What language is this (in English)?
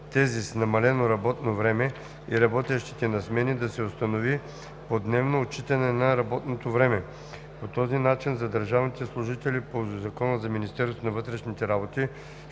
Bulgarian